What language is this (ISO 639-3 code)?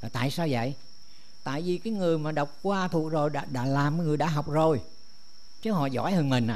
vie